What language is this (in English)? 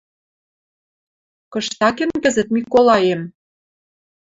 Western Mari